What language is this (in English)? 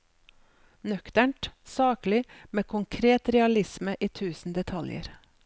Norwegian